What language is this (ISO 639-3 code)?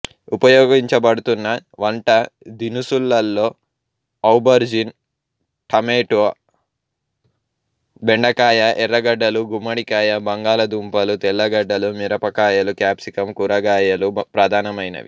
tel